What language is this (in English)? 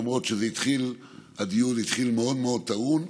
Hebrew